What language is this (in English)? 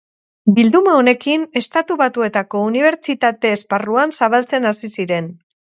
Basque